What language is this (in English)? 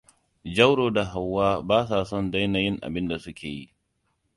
Hausa